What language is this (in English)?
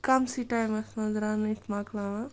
Kashmiri